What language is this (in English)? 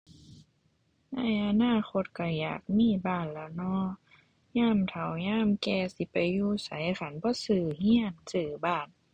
Thai